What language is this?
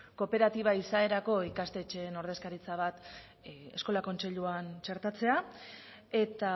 Basque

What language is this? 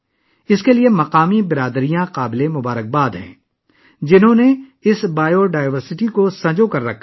Urdu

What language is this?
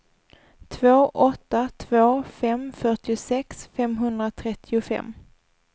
Swedish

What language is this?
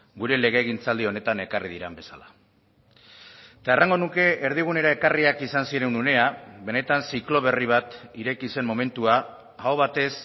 Basque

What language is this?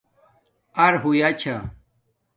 Domaaki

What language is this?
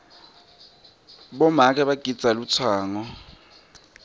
Swati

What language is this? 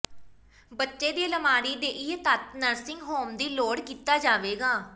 Punjabi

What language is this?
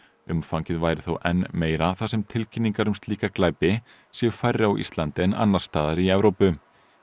Icelandic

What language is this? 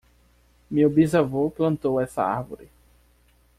Portuguese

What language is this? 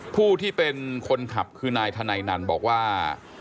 Thai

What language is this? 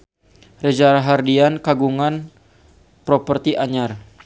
Sundanese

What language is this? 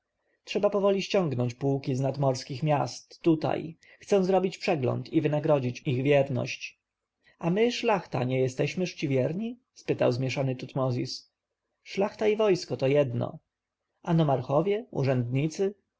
Polish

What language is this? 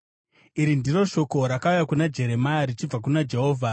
Shona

